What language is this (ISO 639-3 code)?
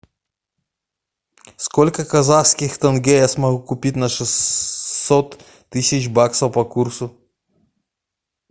rus